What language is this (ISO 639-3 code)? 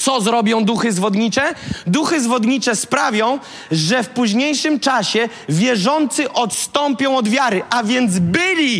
pol